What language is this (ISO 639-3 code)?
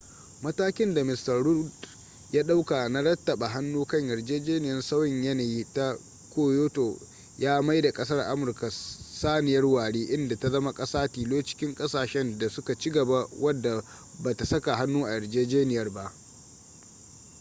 hau